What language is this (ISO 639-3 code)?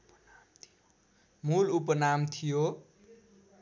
nep